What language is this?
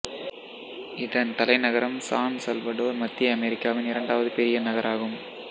Tamil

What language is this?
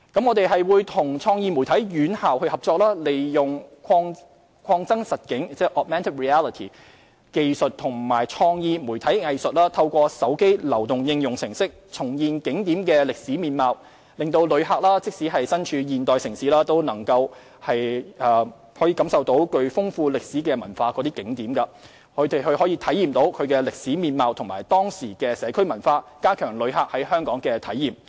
Cantonese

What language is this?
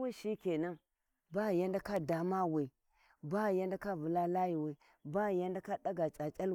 Warji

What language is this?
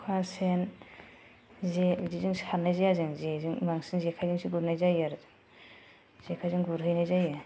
Bodo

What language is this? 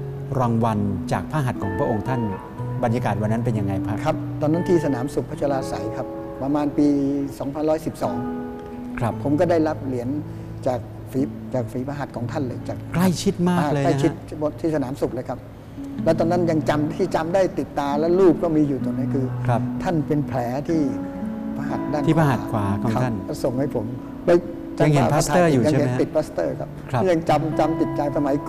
Thai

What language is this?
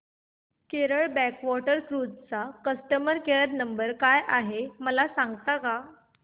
Marathi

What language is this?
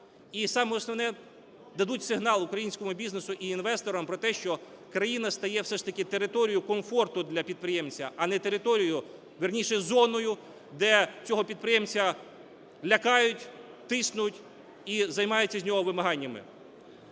Ukrainian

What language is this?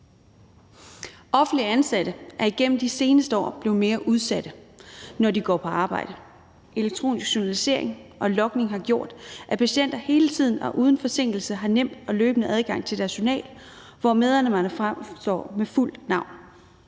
Danish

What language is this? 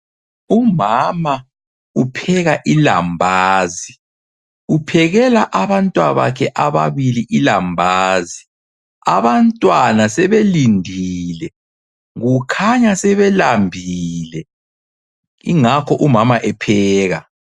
North Ndebele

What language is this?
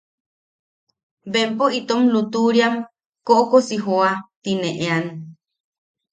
Yaqui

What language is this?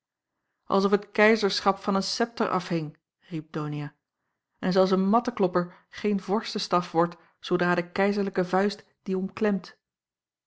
Dutch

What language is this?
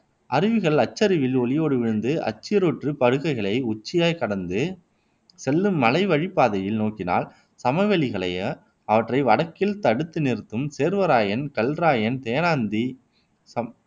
Tamil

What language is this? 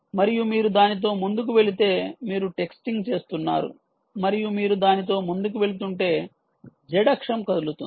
Telugu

